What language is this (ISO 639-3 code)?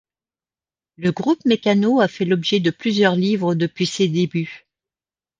fra